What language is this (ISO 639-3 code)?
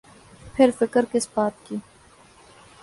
urd